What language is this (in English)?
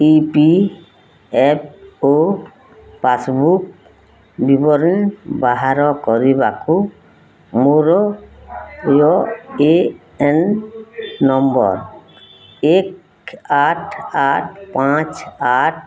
Odia